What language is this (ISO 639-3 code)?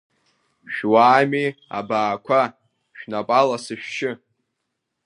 abk